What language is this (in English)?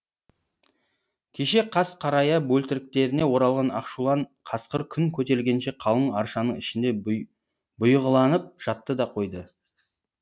Kazakh